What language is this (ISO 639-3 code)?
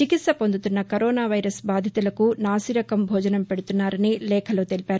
tel